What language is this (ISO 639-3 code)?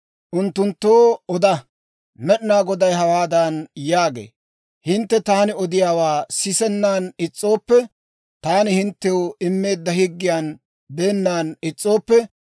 dwr